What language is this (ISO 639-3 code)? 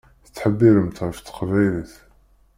kab